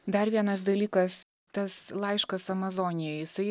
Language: Lithuanian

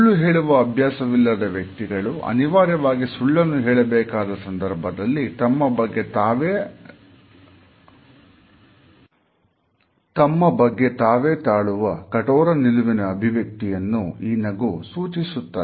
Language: Kannada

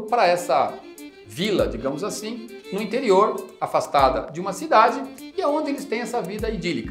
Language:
Portuguese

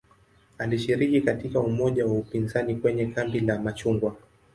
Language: Swahili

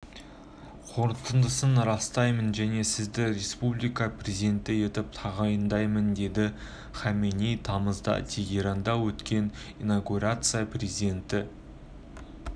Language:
Kazakh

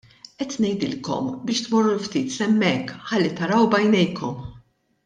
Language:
Maltese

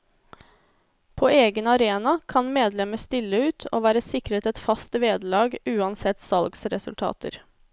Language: Norwegian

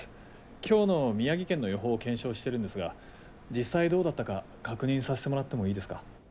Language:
Japanese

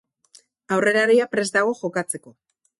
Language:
Basque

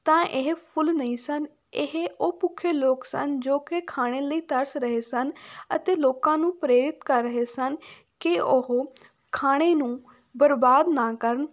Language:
Punjabi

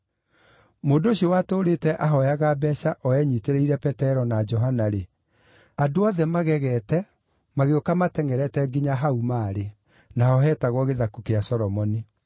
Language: Kikuyu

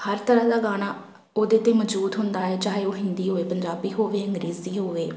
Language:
Punjabi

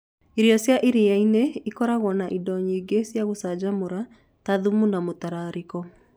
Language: Kikuyu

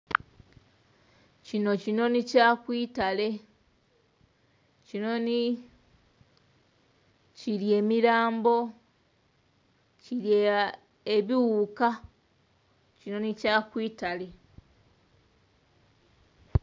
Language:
Soga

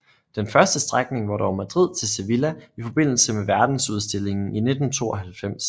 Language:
Danish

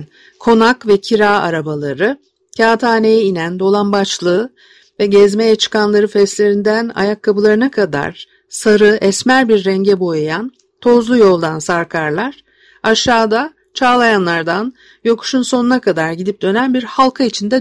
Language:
Turkish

